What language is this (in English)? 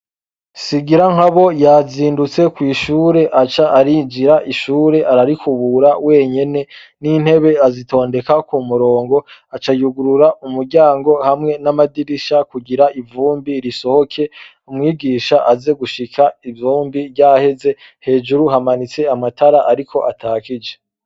Rundi